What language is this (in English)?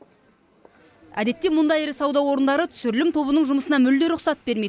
Kazakh